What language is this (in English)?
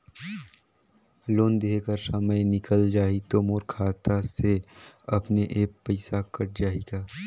Chhattisgarhi